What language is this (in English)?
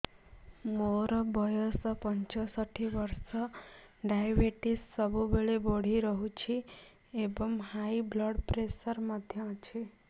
Odia